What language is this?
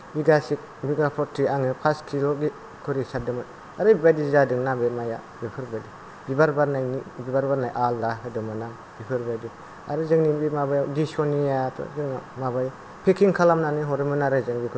Bodo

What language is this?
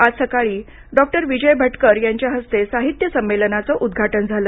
Marathi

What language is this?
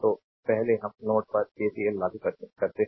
Hindi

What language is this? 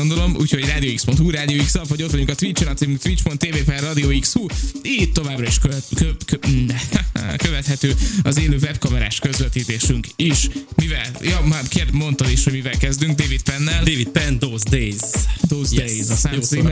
Hungarian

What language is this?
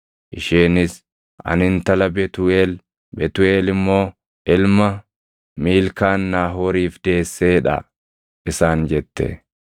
Oromo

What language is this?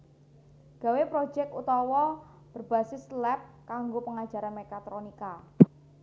Javanese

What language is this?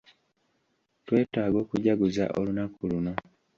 Ganda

